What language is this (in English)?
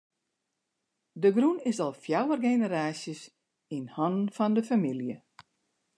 Western Frisian